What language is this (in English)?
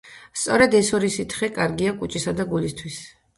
Georgian